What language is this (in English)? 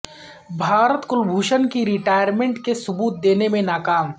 Urdu